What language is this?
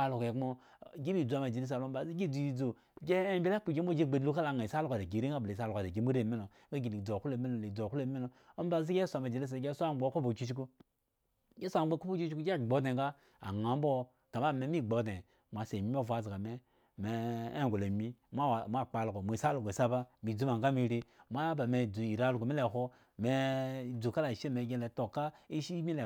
Eggon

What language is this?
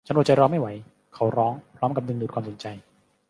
Thai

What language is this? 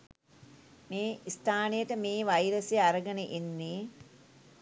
Sinhala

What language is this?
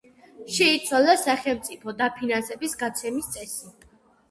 Georgian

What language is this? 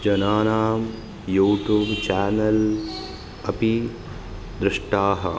Sanskrit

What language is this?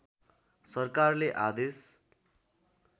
Nepali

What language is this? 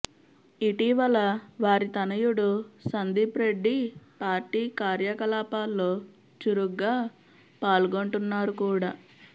Telugu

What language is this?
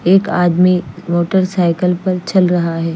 Hindi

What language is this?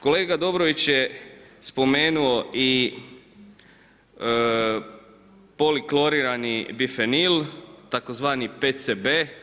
Croatian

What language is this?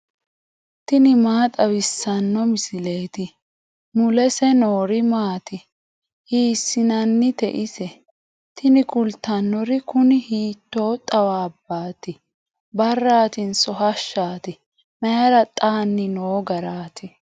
Sidamo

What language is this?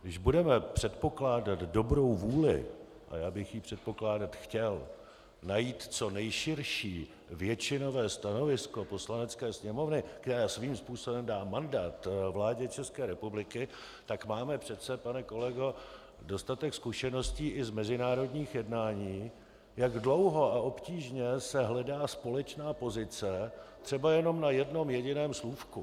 Czech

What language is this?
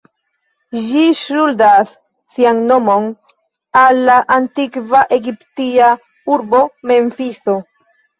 Esperanto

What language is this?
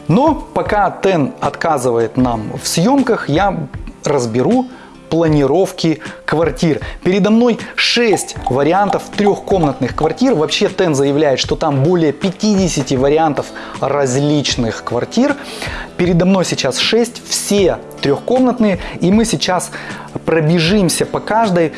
Russian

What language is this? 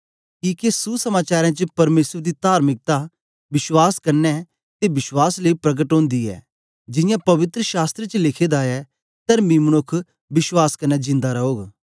Dogri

